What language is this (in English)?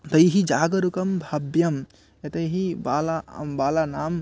Sanskrit